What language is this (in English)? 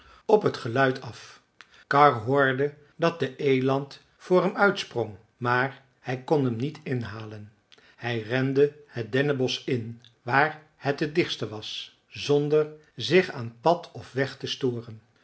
Dutch